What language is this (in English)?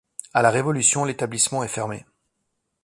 French